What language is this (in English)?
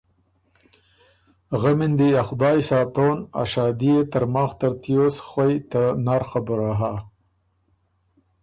Ormuri